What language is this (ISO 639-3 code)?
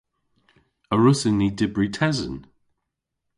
cor